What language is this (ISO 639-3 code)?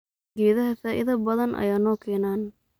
som